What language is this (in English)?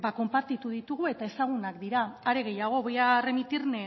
Basque